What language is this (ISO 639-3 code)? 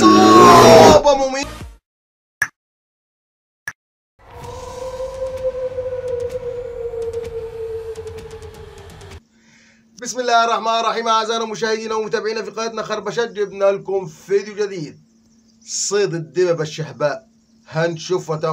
ara